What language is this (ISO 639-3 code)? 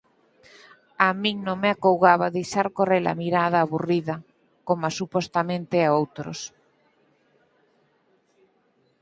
glg